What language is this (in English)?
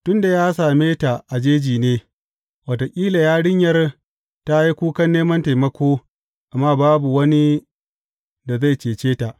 Hausa